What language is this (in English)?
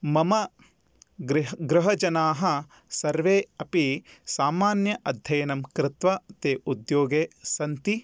Sanskrit